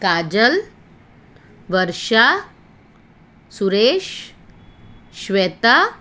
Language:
Gujarati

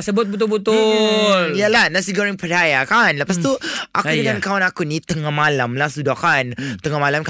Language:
Malay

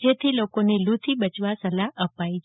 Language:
Gujarati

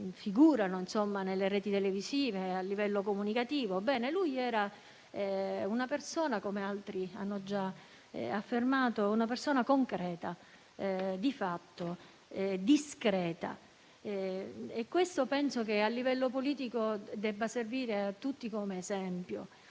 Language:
Italian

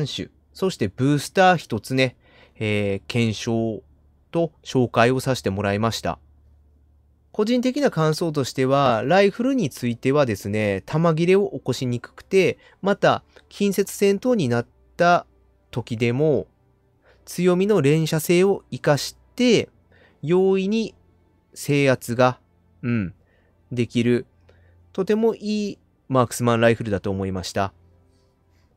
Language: Japanese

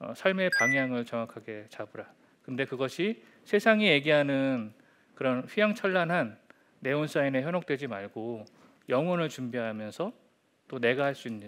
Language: Korean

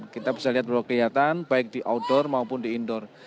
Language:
Indonesian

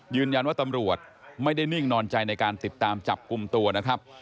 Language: Thai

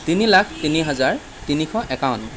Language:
Assamese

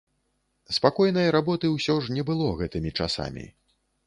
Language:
Belarusian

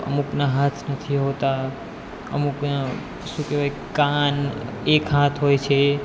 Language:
Gujarati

